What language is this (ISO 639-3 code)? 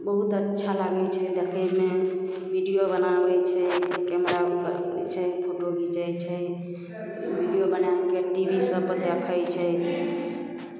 mai